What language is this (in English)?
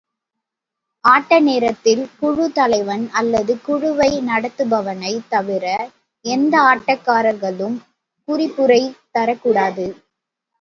Tamil